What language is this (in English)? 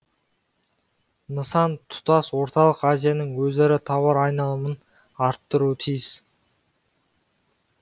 Kazakh